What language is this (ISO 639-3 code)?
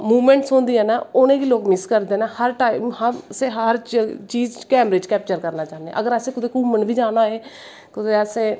doi